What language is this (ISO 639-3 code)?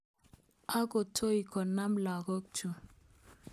kln